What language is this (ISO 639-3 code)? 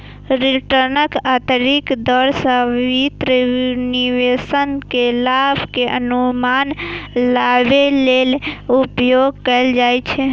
mai